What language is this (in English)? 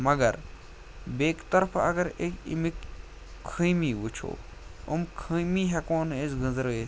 Kashmiri